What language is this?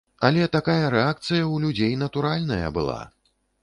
Belarusian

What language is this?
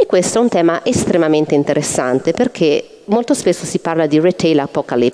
Italian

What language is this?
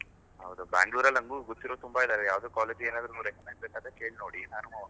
Kannada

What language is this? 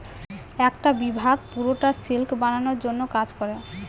Bangla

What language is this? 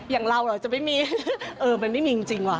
Thai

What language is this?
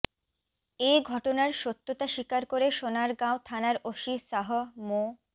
Bangla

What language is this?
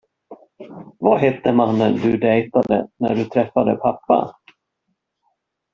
Swedish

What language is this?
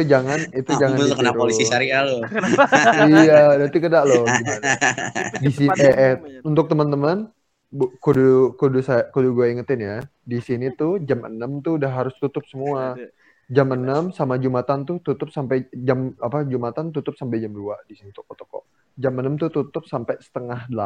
Indonesian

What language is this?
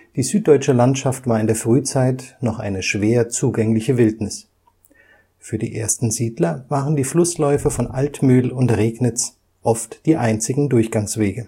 German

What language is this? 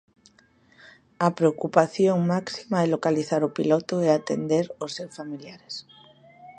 Galician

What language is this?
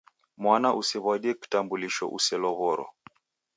Taita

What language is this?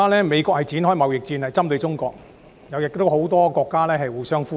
Cantonese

